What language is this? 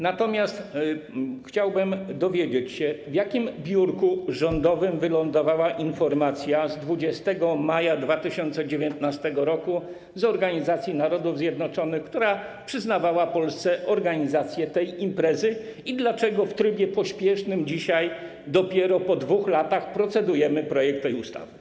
Polish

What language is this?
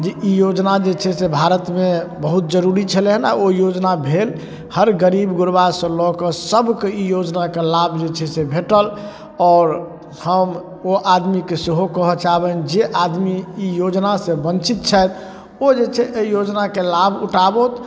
Maithili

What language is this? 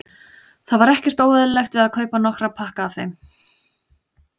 Icelandic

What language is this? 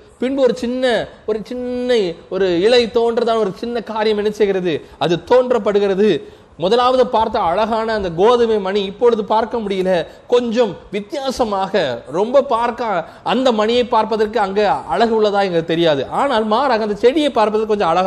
Tamil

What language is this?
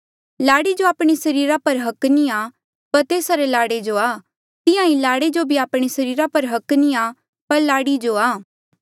Mandeali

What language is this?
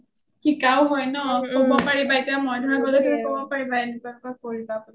Assamese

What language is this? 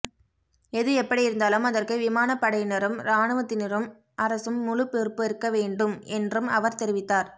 Tamil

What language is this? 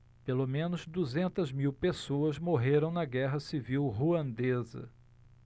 Portuguese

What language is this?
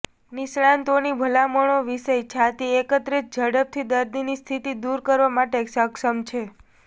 Gujarati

